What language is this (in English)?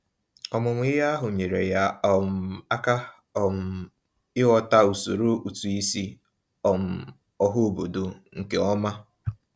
Igbo